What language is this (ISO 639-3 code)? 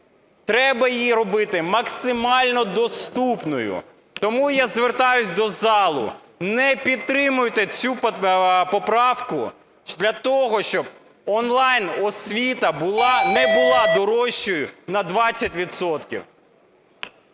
ukr